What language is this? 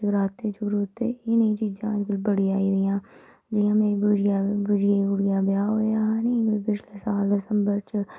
Dogri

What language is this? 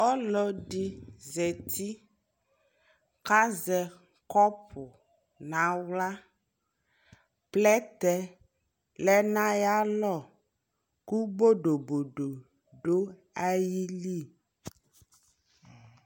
Ikposo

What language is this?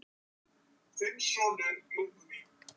Icelandic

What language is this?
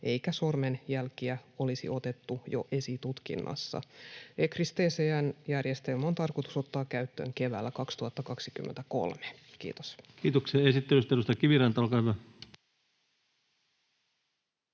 Finnish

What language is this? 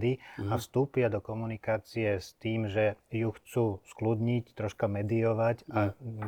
Slovak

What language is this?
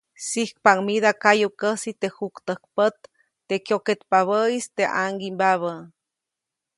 Copainalá Zoque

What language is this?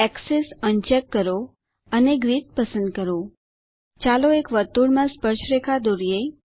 Gujarati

